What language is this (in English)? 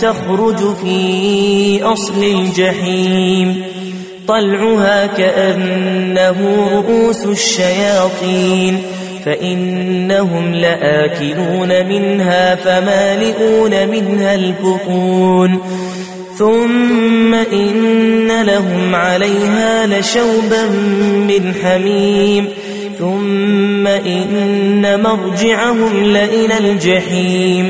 Arabic